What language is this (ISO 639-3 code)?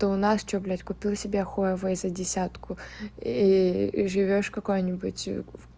rus